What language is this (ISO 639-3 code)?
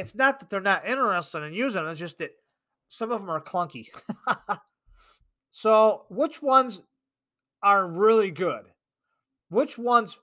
eng